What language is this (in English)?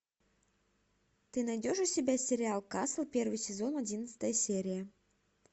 Russian